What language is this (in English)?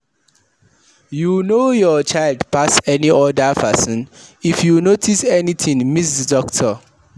Nigerian Pidgin